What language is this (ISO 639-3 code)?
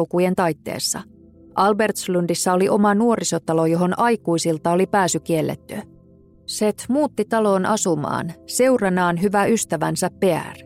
fin